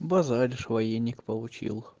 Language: Russian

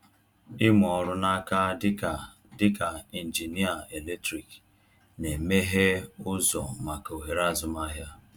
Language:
Igbo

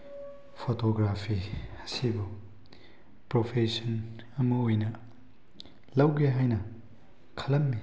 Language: Manipuri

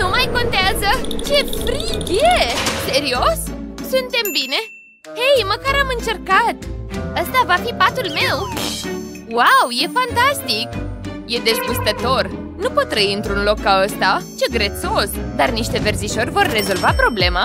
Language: Romanian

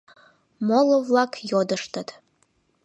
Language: Mari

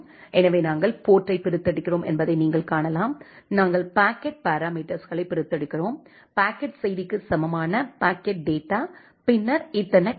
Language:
Tamil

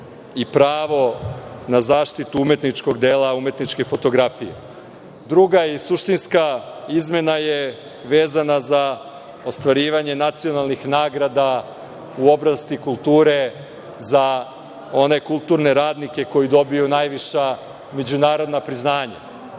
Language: Serbian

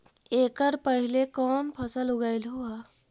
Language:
Magahi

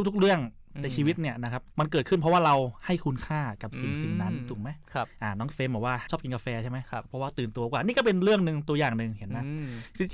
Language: Thai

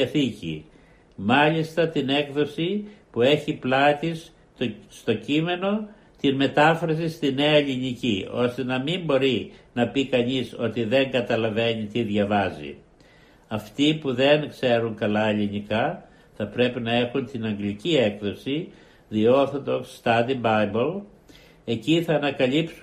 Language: Greek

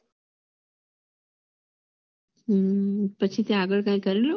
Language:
Gujarati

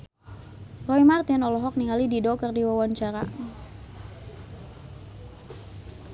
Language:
Sundanese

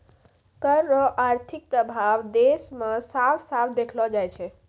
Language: Maithili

